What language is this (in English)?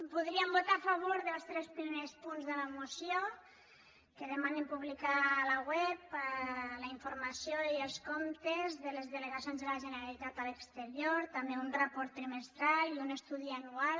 Catalan